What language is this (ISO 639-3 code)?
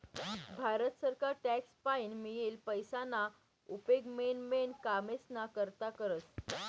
mar